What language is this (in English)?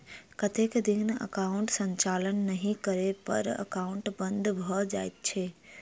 Maithili